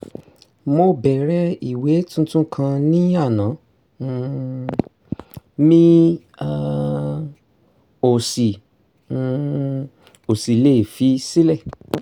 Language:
Yoruba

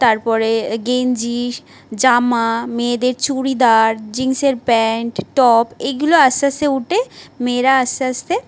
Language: Bangla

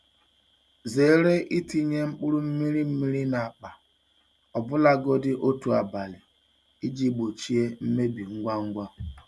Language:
Igbo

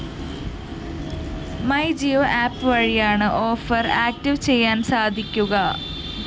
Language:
Malayalam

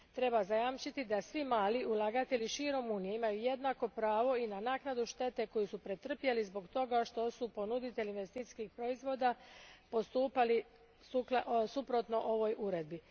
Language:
Croatian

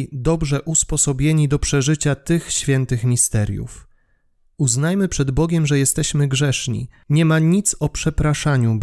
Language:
Polish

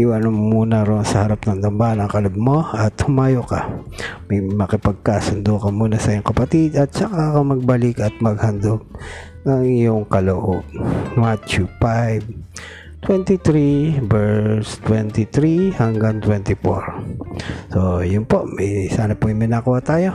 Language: Filipino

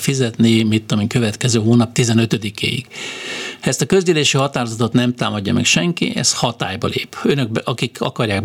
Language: Hungarian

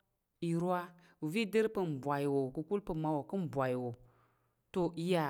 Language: Tarok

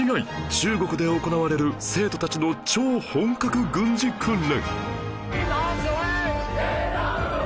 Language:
Japanese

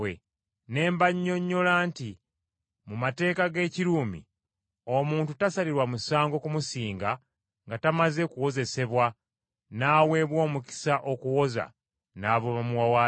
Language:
Ganda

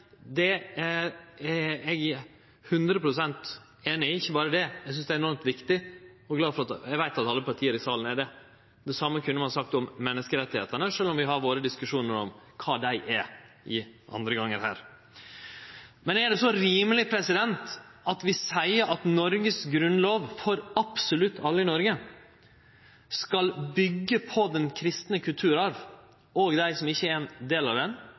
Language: Norwegian Nynorsk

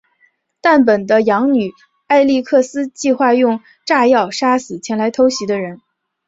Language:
Chinese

